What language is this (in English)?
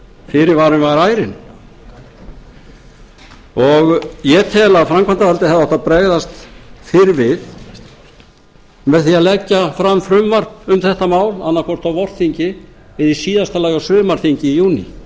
Icelandic